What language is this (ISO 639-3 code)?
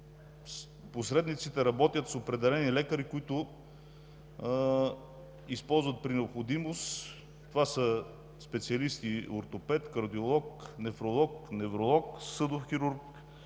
bul